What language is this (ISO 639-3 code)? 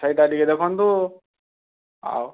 ori